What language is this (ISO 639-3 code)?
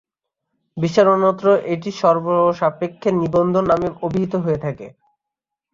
ben